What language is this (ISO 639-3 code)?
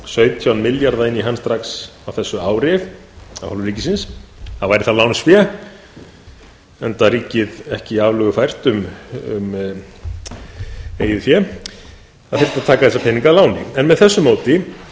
isl